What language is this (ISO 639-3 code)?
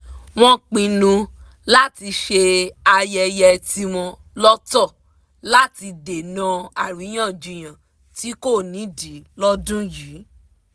yor